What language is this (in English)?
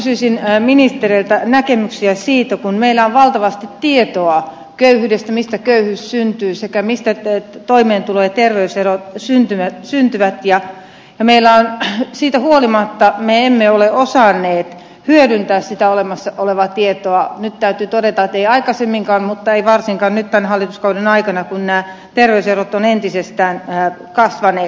Finnish